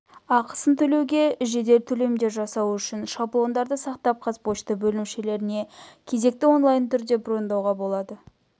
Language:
Kazakh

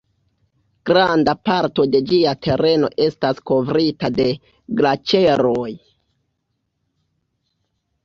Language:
Esperanto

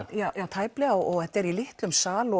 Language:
Icelandic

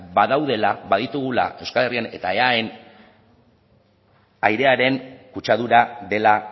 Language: Basque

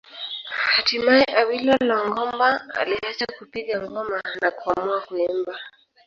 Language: Swahili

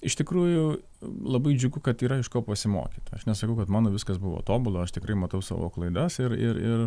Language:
Lithuanian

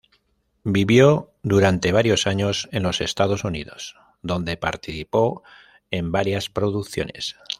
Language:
Spanish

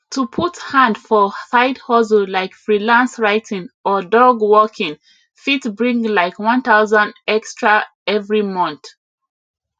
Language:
Nigerian Pidgin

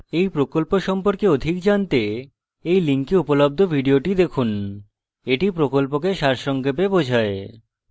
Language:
Bangla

